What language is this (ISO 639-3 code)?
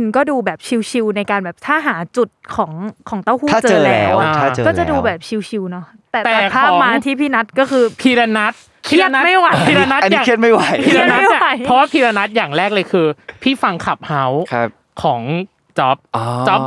tha